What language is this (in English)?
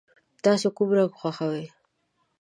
Pashto